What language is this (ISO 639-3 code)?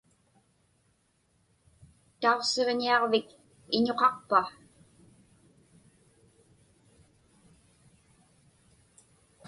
ipk